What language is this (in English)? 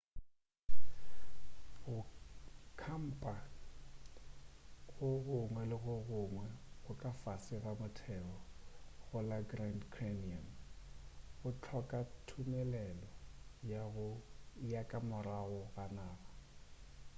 Northern Sotho